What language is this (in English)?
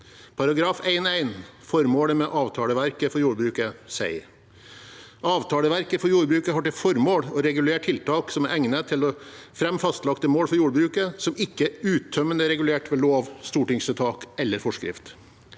Norwegian